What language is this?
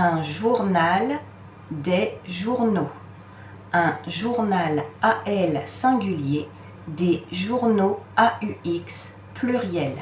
French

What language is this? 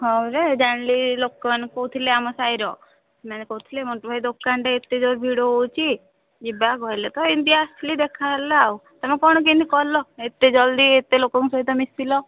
Odia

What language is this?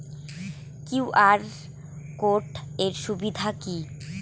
Bangla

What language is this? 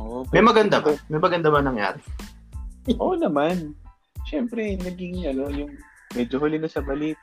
Filipino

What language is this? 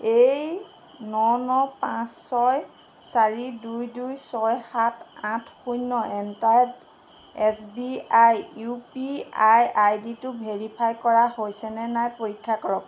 Assamese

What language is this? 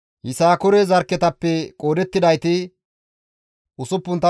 Gamo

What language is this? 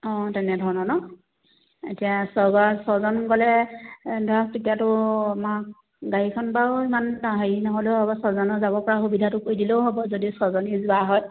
Assamese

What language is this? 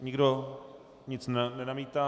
Czech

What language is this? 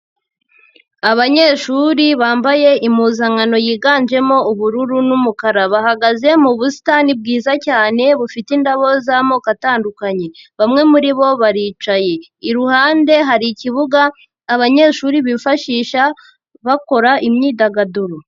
Kinyarwanda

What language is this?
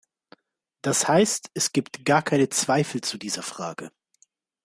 German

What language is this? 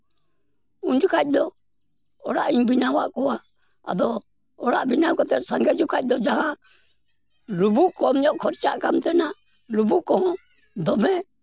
Santali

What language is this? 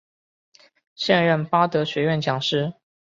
Chinese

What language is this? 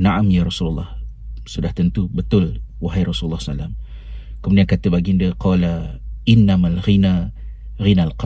Malay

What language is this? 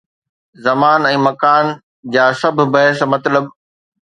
Sindhi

